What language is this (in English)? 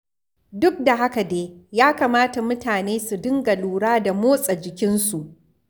Hausa